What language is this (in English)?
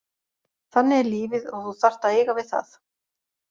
Icelandic